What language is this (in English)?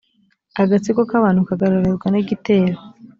Kinyarwanda